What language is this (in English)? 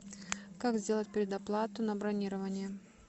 Russian